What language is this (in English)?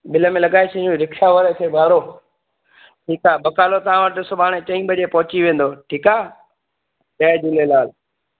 Sindhi